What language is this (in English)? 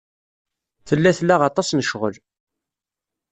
Kabyle